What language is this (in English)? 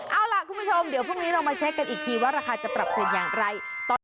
Thai